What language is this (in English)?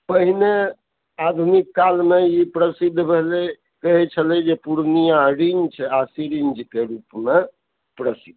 Maithili